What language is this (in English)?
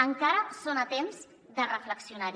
Catalan